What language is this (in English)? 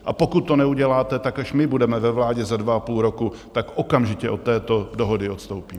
Czech